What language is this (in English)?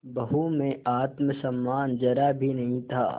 Hindi